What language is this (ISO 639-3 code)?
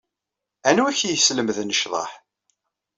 kab